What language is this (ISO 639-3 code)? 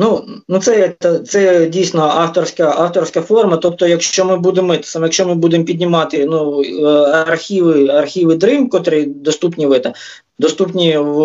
ukr